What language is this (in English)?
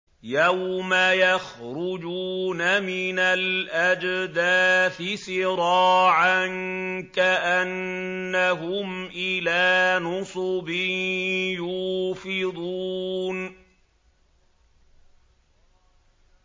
Arabic